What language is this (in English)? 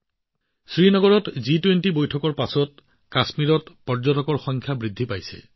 Assamese